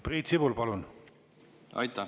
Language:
Estonian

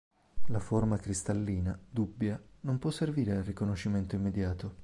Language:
Italian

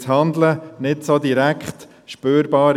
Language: Swiss German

